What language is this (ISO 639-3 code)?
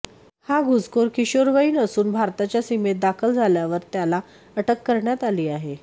mar